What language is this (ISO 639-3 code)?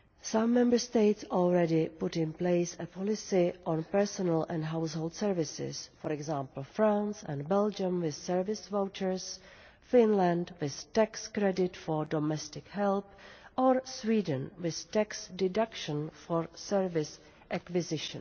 eng